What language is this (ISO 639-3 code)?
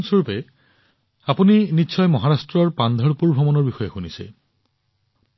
asm